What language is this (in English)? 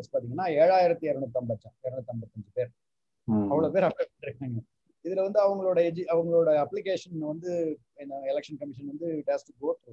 Tamil